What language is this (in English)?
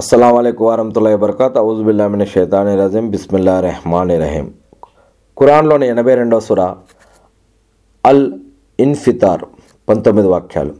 Telugu